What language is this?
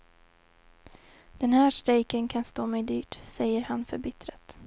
Swedish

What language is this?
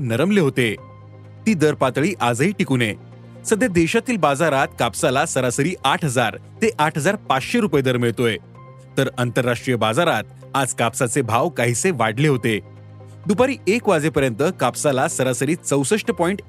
Marathi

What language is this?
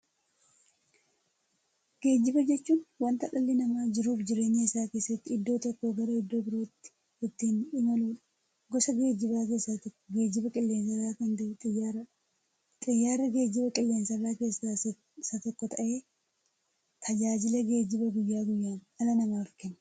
Oromo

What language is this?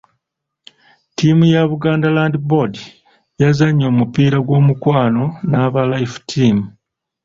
Ganda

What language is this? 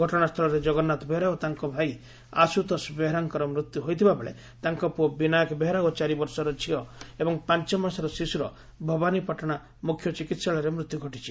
Odia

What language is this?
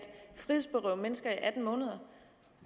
Danish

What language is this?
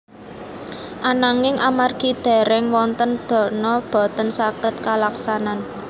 Javanese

